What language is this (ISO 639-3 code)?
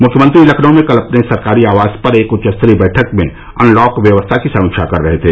hin